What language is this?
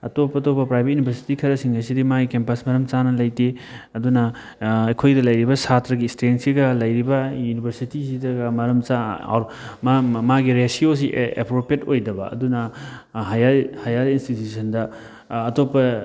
Manipuri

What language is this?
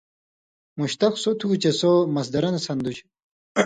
Indus Kohistani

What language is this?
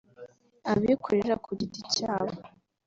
Kinyarwanda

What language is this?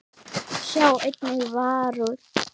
Icelandic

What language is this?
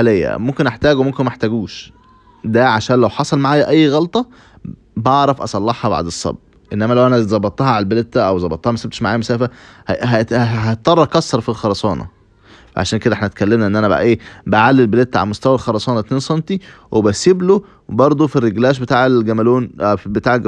Arabic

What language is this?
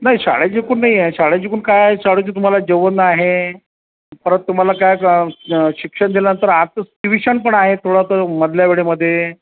Marathi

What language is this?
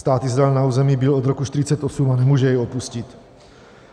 Czech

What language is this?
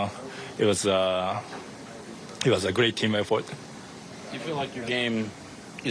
English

